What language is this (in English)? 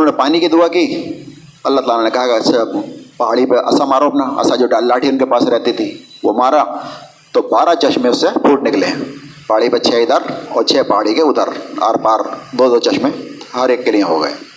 Urdu